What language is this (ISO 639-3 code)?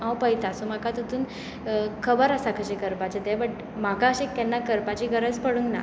kok